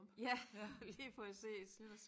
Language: Danish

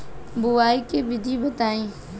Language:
Bhojpuri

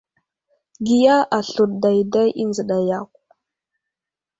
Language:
Wuzlam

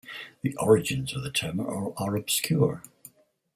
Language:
English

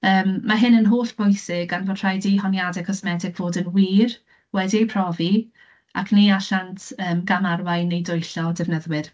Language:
Welsh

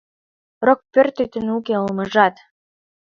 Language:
Mari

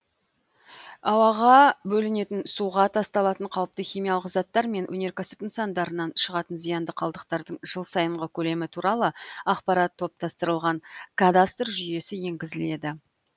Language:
Kazakh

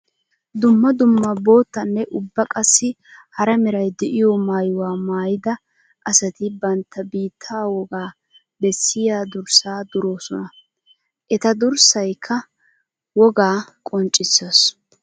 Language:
Wolaytta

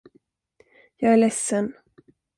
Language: Swedish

